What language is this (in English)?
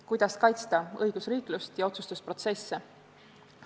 Estonian